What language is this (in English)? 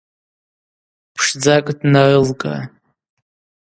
Abaza